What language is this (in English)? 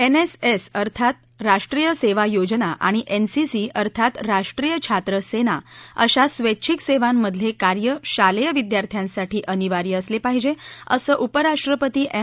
Marathi